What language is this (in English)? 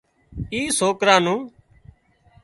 Wadiyara Koli